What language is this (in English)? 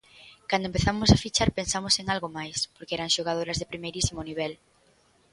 Galician